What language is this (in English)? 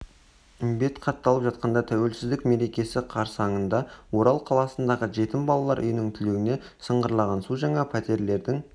Kazakh